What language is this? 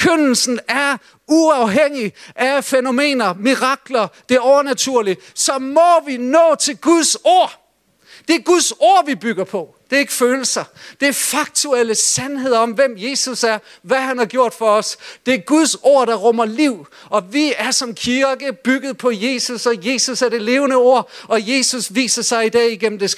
Danish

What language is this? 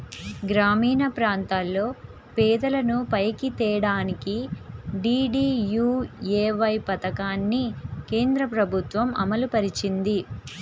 Telugu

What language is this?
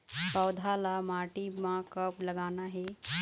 Chhattisgarhi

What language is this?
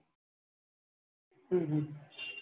Gujarati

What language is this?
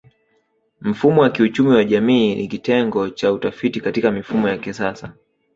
Swahili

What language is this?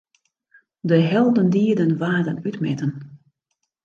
Western Frisian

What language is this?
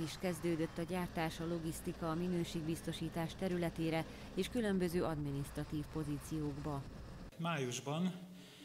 Hungarian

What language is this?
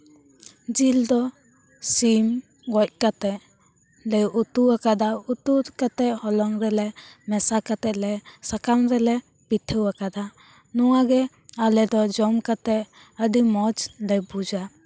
Santali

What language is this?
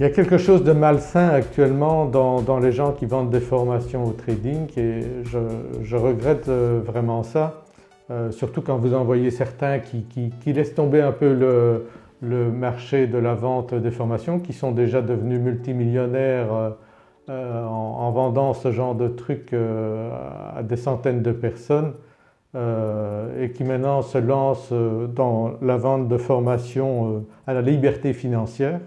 French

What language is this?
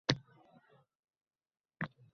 Uzbek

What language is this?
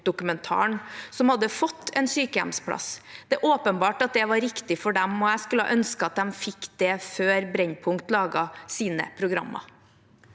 Norwegian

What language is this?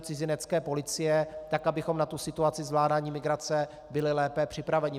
Czech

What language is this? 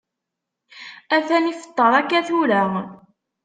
Kabyle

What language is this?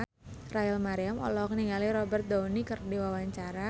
Sundanese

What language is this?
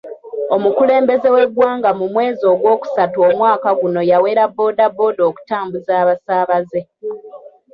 Ganda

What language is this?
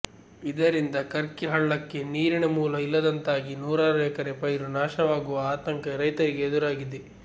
Kannada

